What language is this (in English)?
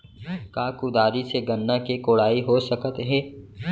Chhattisgarhi